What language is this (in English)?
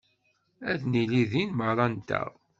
Kabyle